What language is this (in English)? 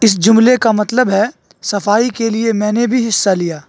Urdu